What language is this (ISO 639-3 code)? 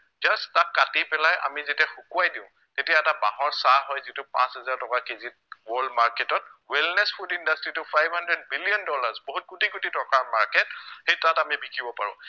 asm